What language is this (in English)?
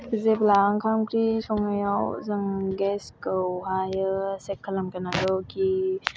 Bodo